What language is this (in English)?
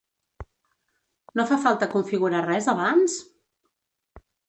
Catalan